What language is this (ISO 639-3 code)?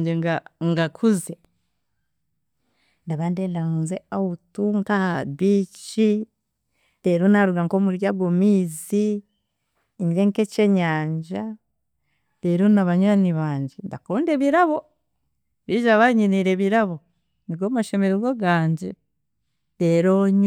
cgg